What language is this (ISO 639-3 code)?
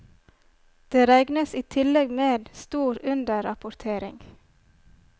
nor